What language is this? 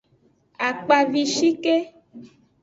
Aja (Benin)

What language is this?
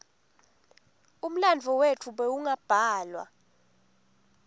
Swati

